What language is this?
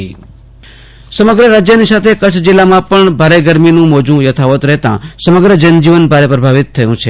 Gujarati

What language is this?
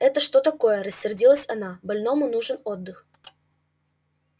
Russian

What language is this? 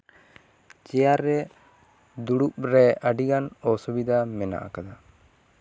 Santali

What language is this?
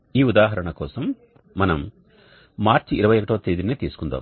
Telugu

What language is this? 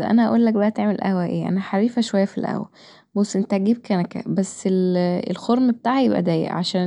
Egyptian Arabic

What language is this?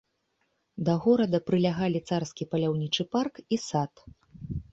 Belarusian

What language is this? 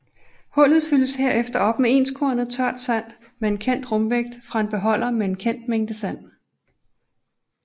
Danish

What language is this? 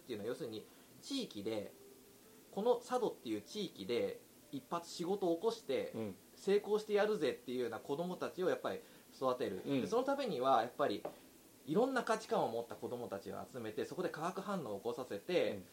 Japanese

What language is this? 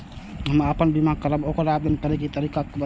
Maithili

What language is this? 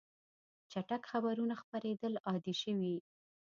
Pashto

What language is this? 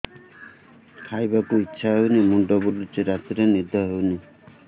Odia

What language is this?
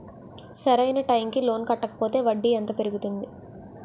Telugu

